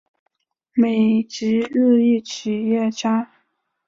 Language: Chinese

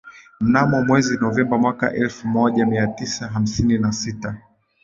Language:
Swahili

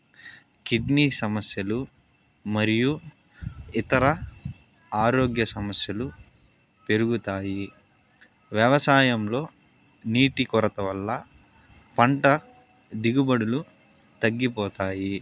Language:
Telugu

